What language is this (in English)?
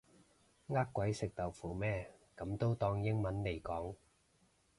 Cantonese